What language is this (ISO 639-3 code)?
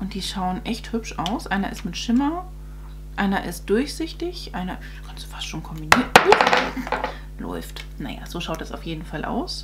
deu